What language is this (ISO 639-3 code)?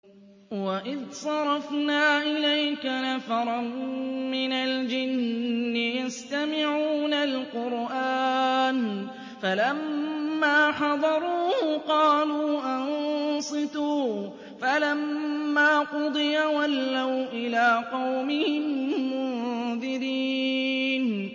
ara